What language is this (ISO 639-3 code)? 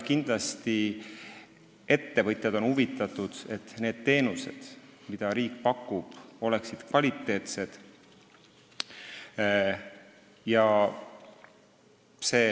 est